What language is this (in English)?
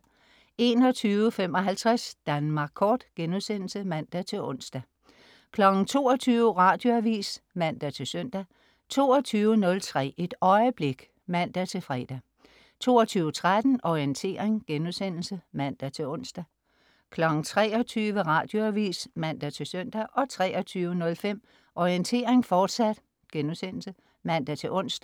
Danish